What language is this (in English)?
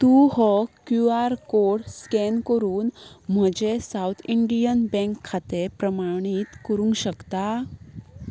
Konkani